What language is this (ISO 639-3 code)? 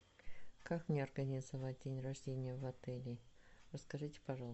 rus